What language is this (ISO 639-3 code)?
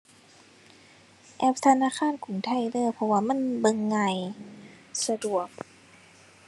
tha